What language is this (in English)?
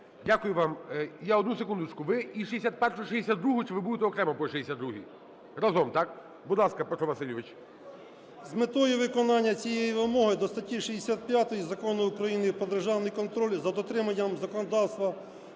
Ukrainian